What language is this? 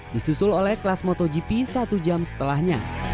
Indonesian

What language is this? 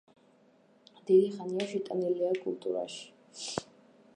Georgian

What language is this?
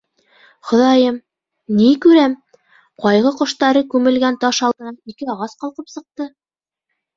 Bashkir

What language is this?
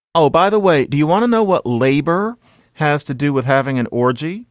English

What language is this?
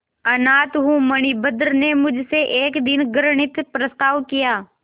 Hindi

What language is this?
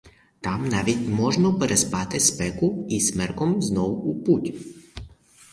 Ukrainian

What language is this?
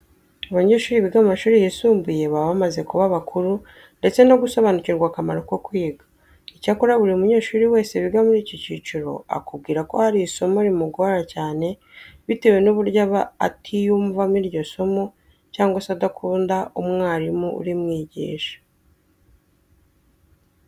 Kinyarwanda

